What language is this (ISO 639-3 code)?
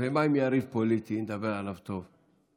heb